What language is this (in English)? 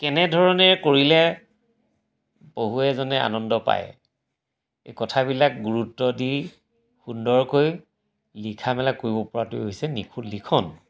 Assamese